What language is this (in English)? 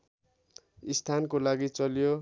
Nepali